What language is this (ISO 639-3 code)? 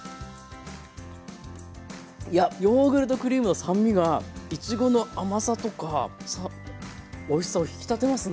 jpn